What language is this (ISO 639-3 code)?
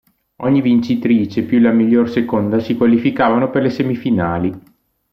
ita